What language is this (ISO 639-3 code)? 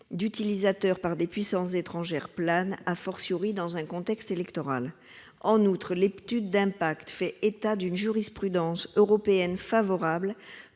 fra